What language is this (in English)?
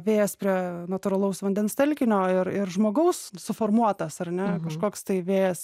Lithuanian